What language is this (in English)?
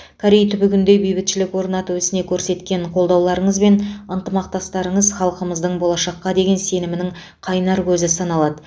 Kazakh